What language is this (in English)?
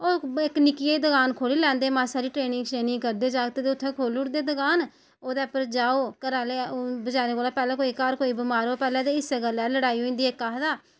Dogri